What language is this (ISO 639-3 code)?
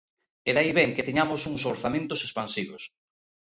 glg